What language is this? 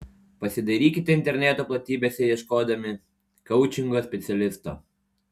Lithuanian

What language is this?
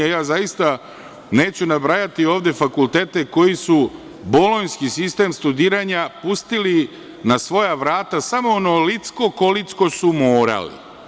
Serbian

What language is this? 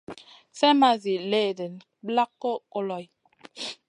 Masana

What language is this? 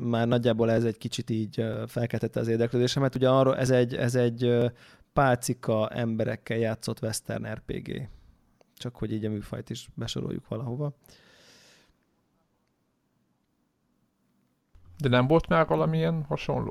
Hungarian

